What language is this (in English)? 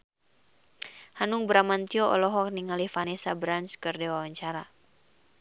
Sundanese